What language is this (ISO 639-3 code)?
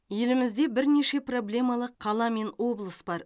kaz